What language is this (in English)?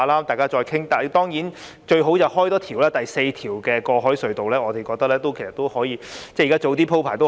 Cantonese